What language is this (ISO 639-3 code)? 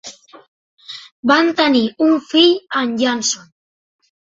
cat